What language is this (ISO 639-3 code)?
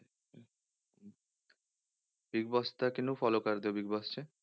pan